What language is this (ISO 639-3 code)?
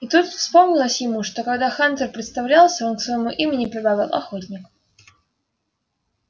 rus